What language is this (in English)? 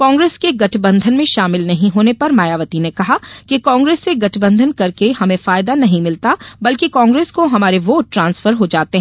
Hindi